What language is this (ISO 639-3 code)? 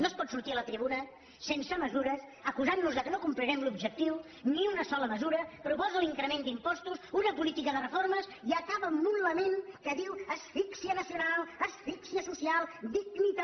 cat